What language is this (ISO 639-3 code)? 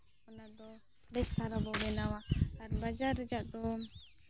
sat